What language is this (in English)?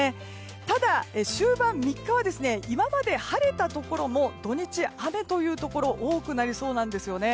Japanese